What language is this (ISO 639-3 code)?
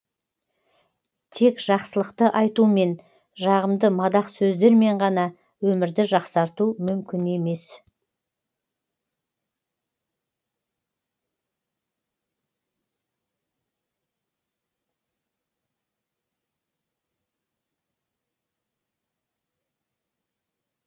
kaz